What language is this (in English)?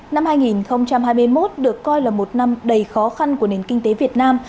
Vietnamese